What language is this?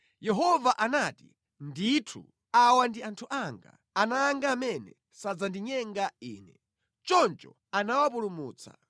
Nyanja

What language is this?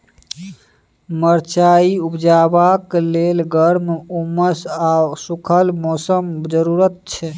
Maithili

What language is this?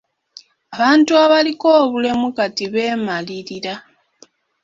Ganda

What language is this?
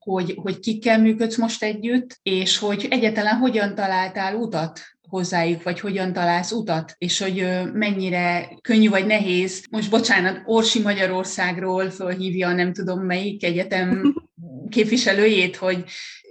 Hungarian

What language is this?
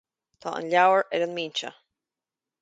Irish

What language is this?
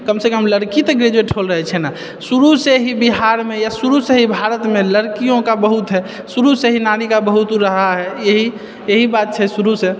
Maithili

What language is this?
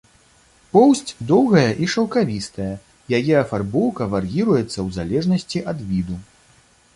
Belarusian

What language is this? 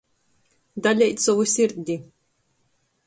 Latgalian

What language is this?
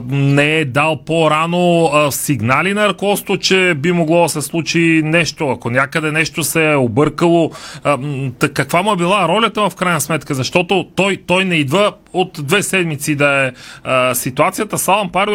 Bulgarian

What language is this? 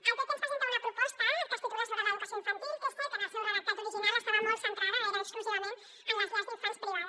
Catalan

